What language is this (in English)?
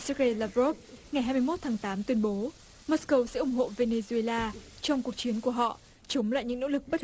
Vietnamese